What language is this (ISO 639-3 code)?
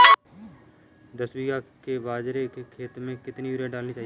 hin